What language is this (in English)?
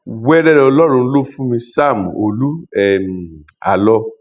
Yoruba